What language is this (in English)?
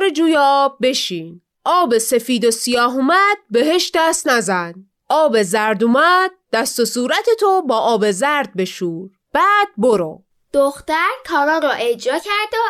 Persian